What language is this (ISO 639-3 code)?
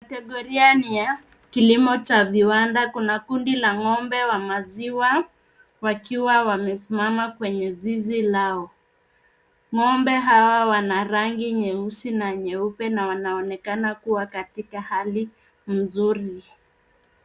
swa